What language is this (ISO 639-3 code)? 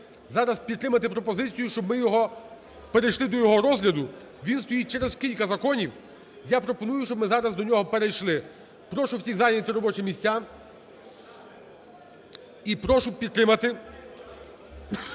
ukr